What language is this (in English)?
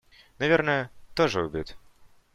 Russian